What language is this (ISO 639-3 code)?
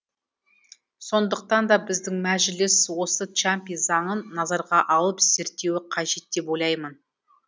kaz